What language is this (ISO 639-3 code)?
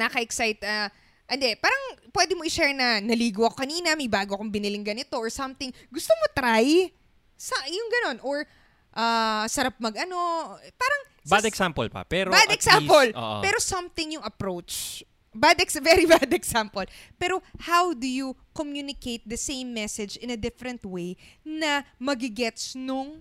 fil